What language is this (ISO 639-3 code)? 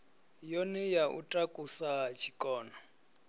ven